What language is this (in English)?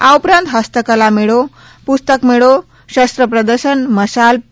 Gujarati